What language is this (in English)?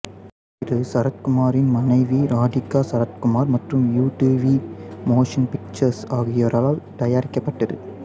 Tamil